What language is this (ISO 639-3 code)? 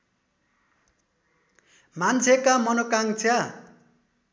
nep